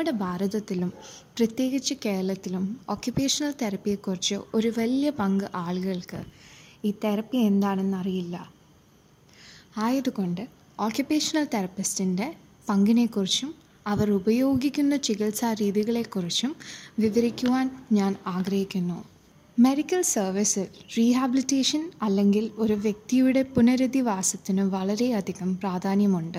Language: Malayalam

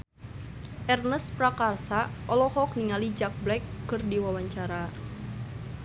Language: Sundanese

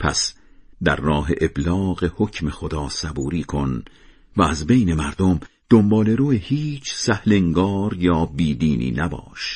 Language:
Persian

